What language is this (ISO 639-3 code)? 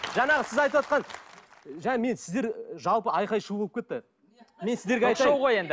kaz